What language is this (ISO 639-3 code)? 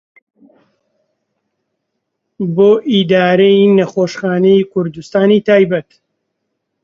ckb